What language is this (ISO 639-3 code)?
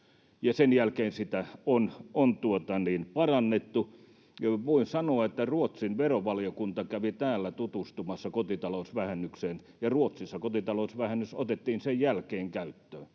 fin